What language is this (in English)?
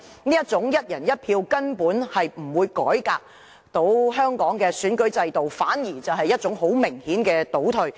Cantonese